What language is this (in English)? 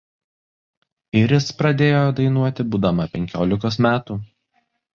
Lithuanian